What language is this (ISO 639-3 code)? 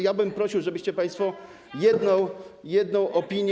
pol